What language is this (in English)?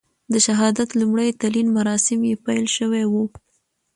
Pashto